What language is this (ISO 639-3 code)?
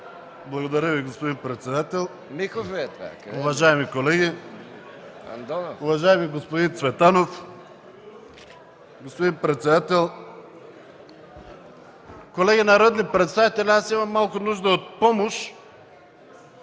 bul